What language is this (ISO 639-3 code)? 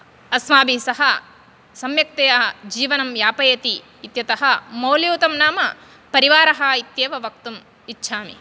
san